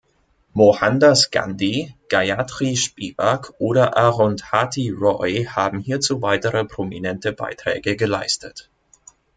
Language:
German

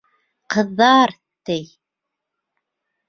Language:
Bashkir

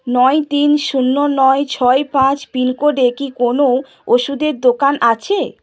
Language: Bangla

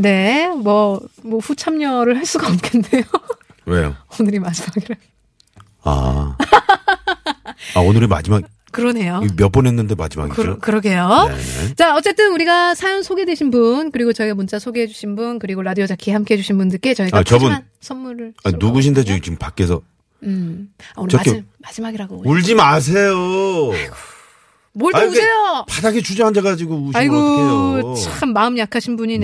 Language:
Korean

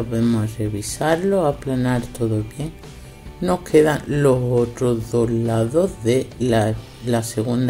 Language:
Spanish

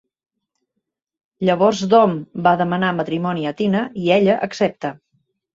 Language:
Catalan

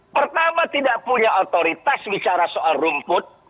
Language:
Indonesian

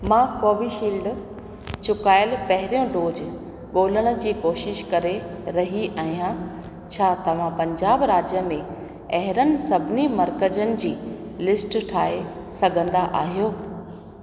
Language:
Sindhi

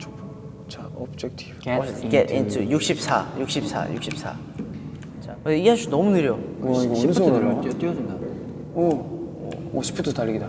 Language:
Korean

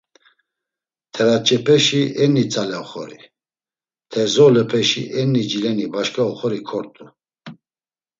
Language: Laz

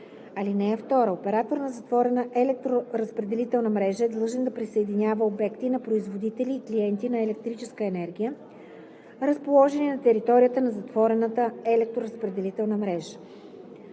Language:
Bulgarian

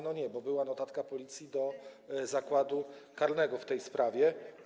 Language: Polish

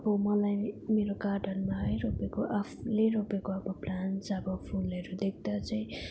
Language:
Nepali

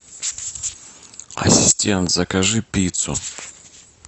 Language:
Russian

